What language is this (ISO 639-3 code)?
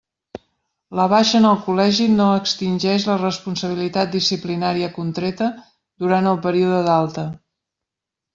cat